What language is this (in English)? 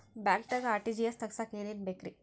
Kannada